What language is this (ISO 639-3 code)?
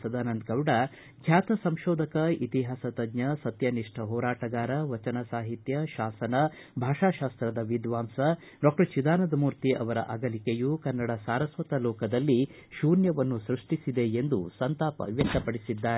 kan